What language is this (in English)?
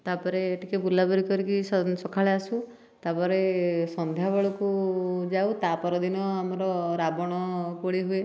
Odia